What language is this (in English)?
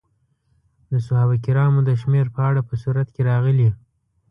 Pashto